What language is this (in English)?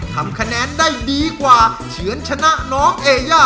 Thai